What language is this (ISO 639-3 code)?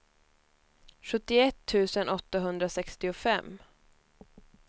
swe